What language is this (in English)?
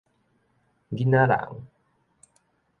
Min Nan Chinese